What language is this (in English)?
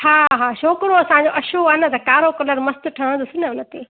Sindhi